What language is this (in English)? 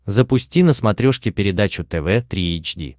Russian